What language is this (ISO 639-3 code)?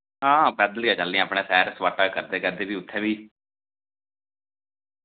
doi